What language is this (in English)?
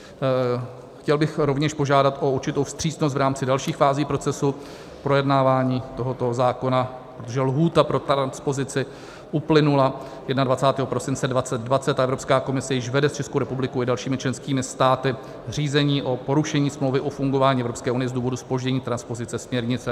Czech